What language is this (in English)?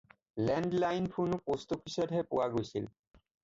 Assamese